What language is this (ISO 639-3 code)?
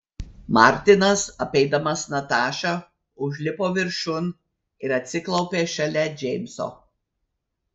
lit